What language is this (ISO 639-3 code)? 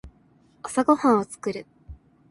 jpn